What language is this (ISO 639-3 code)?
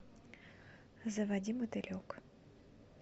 rus